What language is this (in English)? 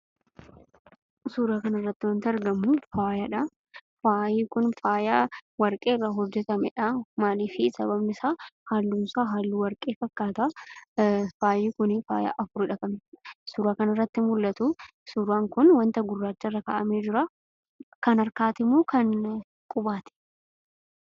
Oromo